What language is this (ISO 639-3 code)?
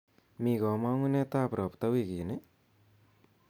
kln